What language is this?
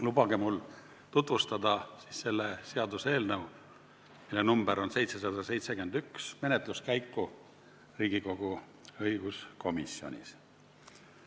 Estonian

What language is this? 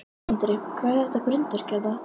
Icelandic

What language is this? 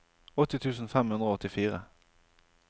Norwegian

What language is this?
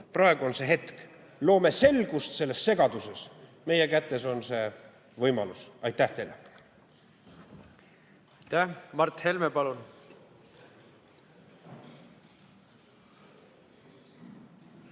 Estonian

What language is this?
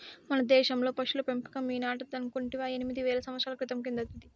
Telugu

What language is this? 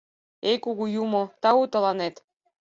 Mari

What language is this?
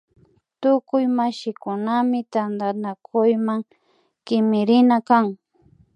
Imbabura Highland Quichua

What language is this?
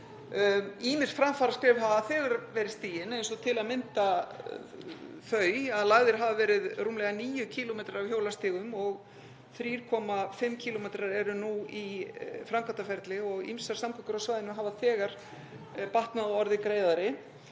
Icelandic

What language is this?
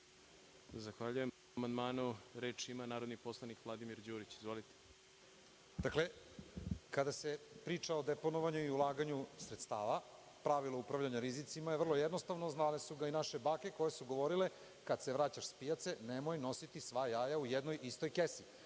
Serbian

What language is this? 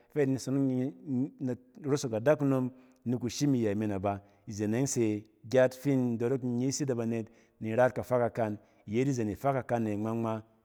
Cen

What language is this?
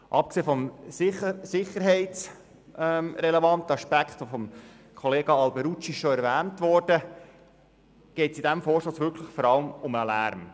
Swiss German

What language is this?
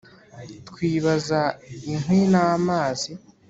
Kinyarwanda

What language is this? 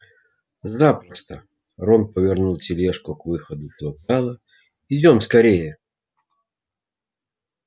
Russian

